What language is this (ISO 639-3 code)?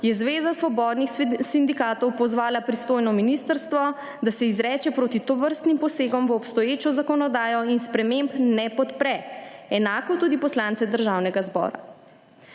slv